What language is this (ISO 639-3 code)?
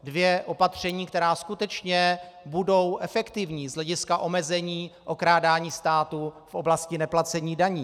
ces